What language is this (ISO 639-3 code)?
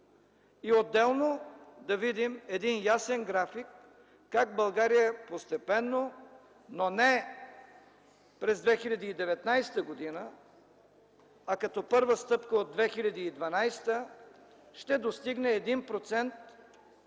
bul